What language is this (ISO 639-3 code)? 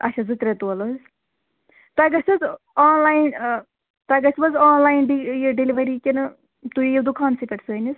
kas